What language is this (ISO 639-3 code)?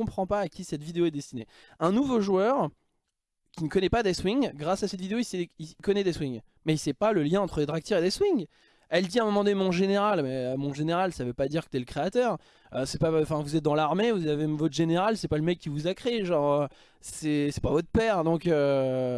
fra